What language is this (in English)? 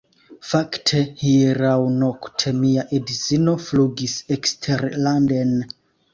Esperanto